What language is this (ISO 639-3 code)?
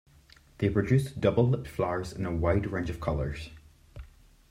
eng